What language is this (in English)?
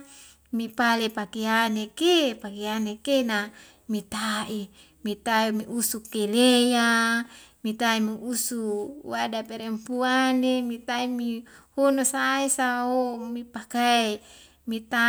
Wemale